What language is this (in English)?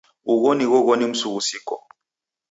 Taita